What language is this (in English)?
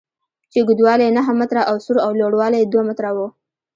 Pashto